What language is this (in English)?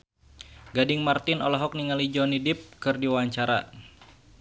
Sundanese